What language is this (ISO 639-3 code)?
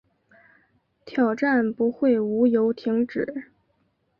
zho